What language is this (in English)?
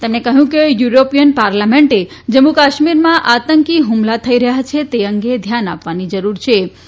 Gujarati